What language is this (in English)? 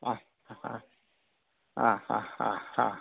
Malayalam